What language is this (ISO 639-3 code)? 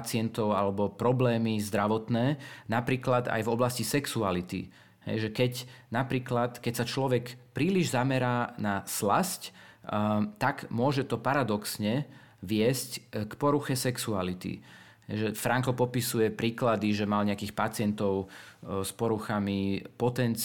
slk